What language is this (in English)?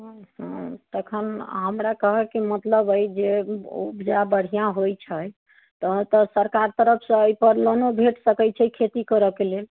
Maithili